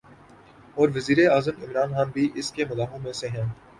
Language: Urdu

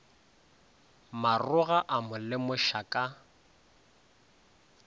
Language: Northern Sotho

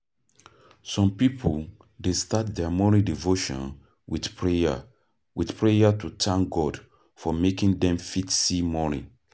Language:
Nigerian Pidgin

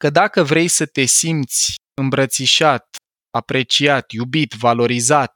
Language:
Romanian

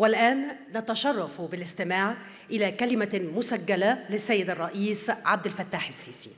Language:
Arabic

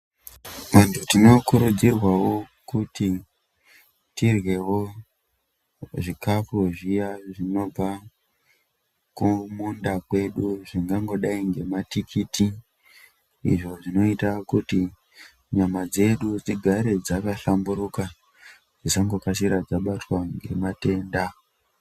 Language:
Ndau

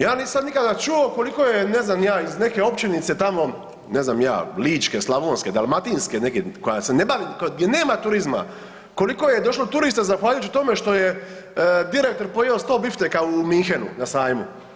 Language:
Croatian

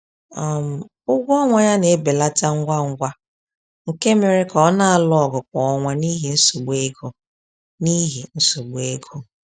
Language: Igbo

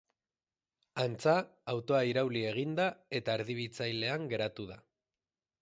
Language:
Basque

